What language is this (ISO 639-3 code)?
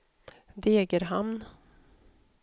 swe